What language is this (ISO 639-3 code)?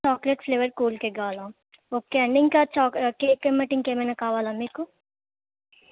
tel